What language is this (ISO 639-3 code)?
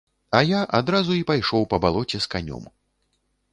bel